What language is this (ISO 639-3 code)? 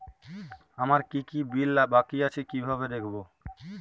ben